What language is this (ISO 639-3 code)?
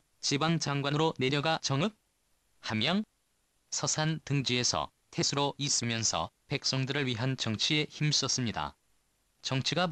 kor